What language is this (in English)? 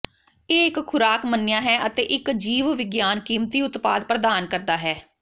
Punjabi